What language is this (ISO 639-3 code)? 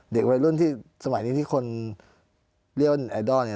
tha